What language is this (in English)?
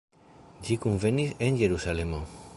Esperanto